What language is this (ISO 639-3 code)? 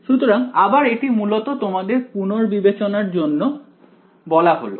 ben